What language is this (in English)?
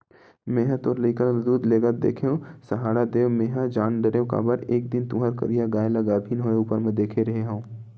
Chhattisgarhi